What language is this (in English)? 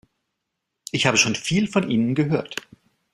German